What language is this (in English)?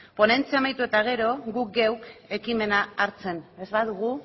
Basque